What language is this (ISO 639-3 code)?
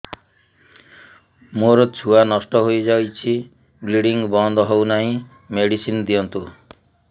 ori